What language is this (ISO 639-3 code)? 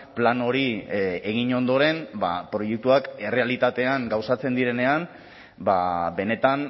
eus